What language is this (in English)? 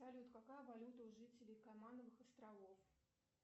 Russian